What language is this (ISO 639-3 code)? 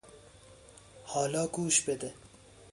fas